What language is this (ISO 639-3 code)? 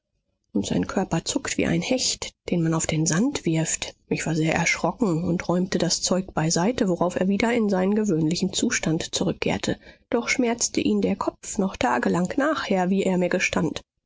deu